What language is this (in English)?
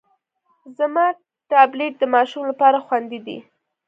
Pashto